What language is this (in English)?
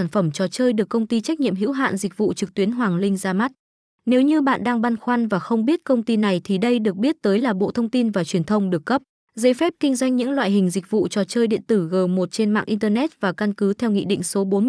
Vietnamese